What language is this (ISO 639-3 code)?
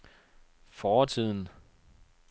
dan